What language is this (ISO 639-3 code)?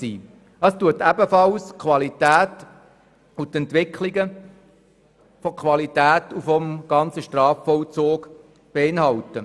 gsw